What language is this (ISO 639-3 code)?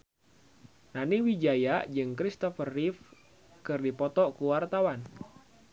sun